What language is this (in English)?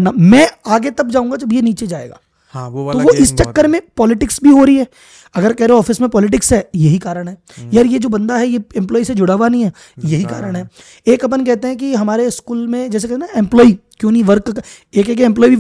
Hindi